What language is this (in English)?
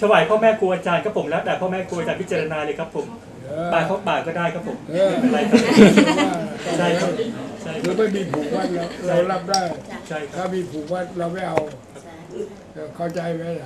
Thai